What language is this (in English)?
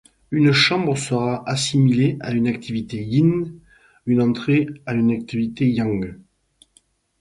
French